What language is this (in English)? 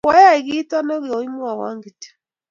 Kalenjin